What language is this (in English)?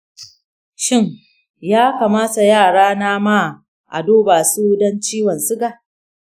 Hausa